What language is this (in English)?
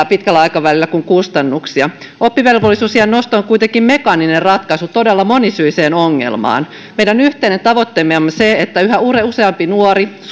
Finnish